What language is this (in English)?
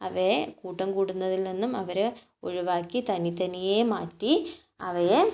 Malayalam